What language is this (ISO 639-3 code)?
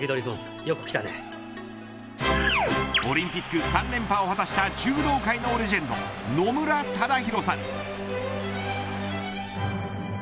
jpn